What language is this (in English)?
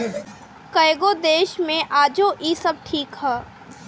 Bhojpuri